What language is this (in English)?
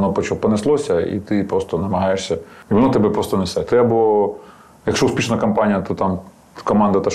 Ukrainian